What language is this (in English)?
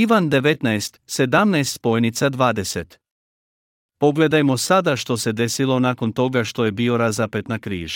Croatian